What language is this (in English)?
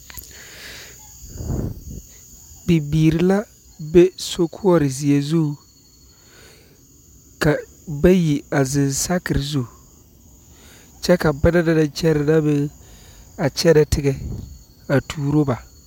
Southern Dagaare